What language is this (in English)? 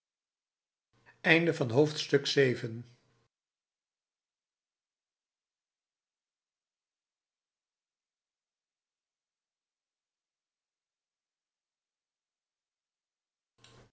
Dutch